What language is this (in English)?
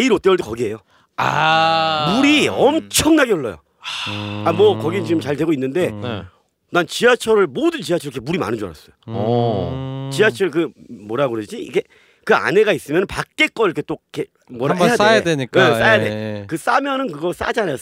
Korean